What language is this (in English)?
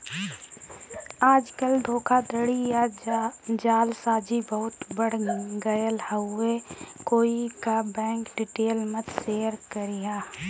Bhojpuri